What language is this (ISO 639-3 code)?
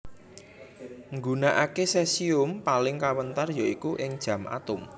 jav